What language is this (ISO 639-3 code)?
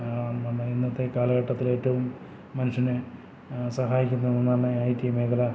mal